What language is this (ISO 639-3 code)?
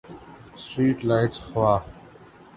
urd